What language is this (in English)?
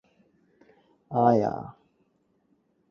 Cantonese